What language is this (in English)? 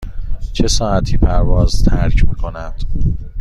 Persian